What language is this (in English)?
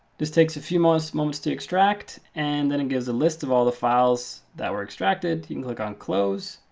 English